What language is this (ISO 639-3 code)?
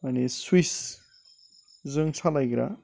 brx